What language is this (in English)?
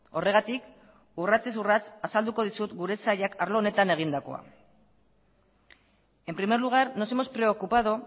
Basque